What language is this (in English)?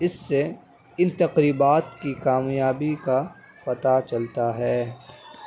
Urdu